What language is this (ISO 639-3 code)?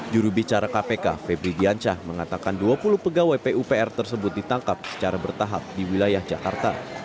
ind